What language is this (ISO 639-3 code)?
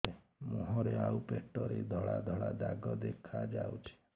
ori